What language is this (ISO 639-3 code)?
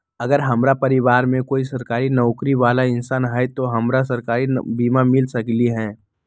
mag